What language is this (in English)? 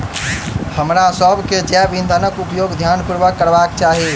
Maithili